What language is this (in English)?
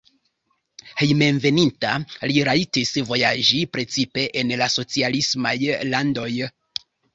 Esperanto